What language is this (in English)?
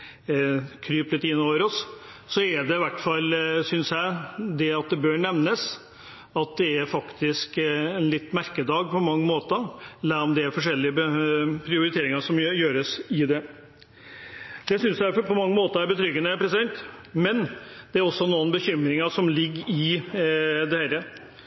Norwegian Bokmål